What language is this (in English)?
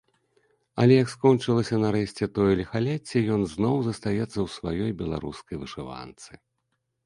Belarusian